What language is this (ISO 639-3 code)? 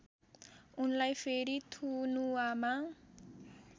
nep